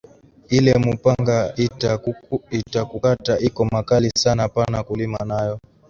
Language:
Swahili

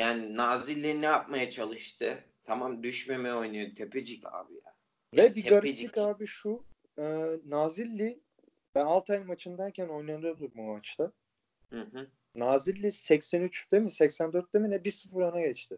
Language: Turkish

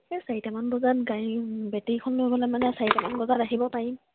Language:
Assamese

